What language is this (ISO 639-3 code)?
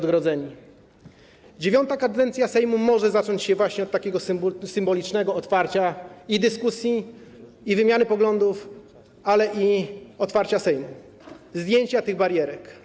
pol